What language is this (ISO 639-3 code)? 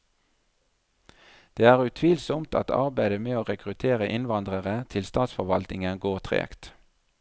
nor